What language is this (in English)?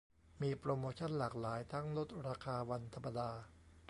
Thai